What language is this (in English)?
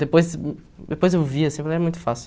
Portuguese